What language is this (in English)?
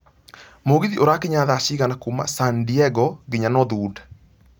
Kikuyu